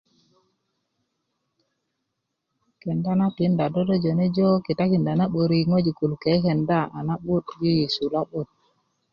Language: Kuku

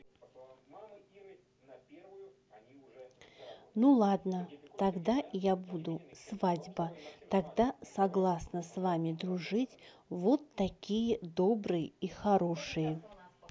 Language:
Russian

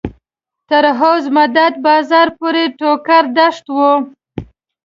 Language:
Pashto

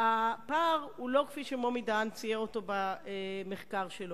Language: Hebrew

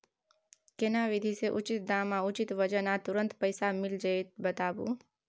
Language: Maithili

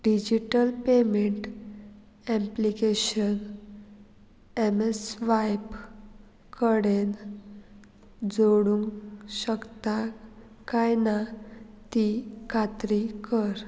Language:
Konkani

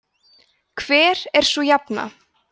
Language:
Icelandic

